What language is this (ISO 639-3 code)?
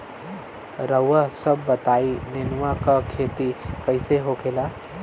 bho